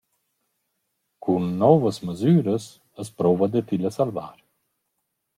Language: Romansh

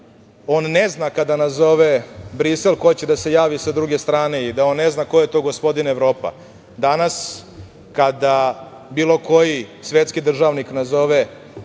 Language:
Serbian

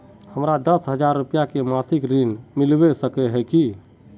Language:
Magahi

